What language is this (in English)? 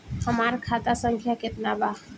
Bhojpuri